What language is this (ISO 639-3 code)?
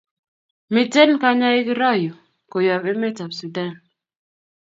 kln